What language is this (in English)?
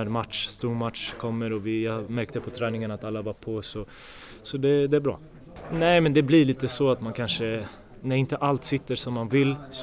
Swedish